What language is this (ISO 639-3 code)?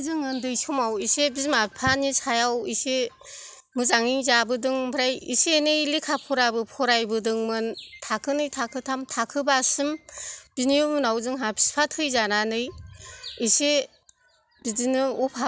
brx